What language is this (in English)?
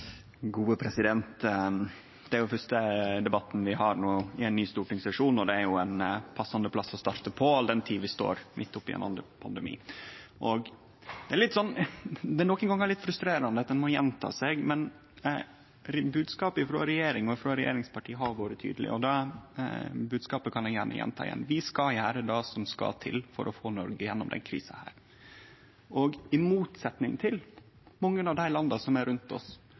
Norwegian Nynorsk